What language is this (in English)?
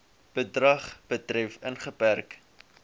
Afrikaans